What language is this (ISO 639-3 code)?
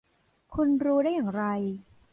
tha